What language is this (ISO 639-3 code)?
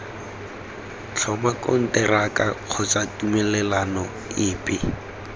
tsn